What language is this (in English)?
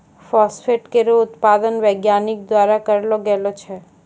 Maithili